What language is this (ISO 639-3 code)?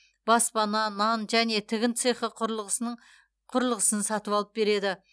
kaz